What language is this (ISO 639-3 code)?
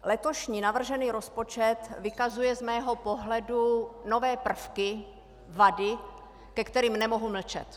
ces